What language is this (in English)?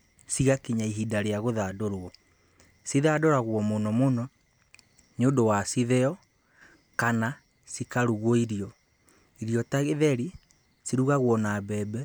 Kikuyu